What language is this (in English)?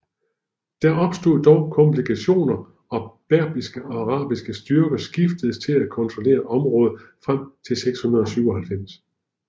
Danish